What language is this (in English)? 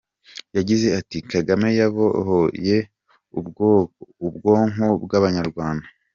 Kinyarwanda